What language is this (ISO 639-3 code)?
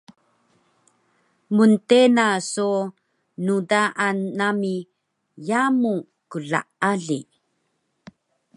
trv